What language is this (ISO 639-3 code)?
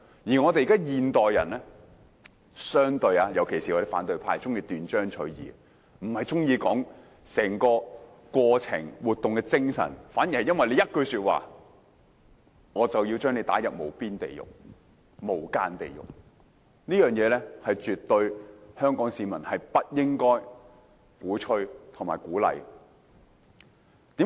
yue